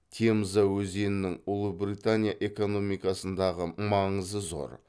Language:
Kazakh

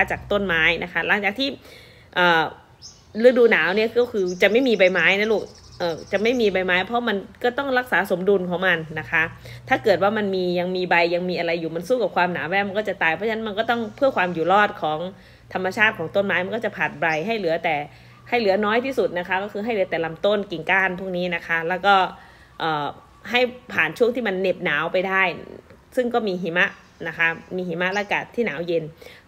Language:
Thai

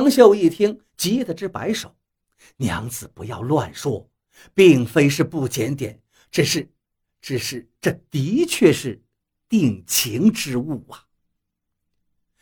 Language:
Chinese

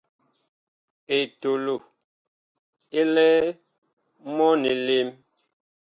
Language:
Bakoko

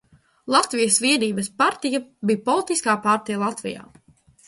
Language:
Latvian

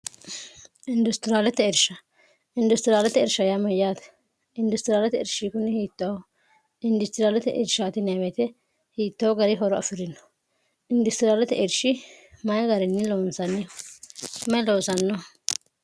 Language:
Sidamo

